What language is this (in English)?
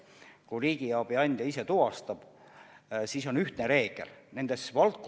Estonian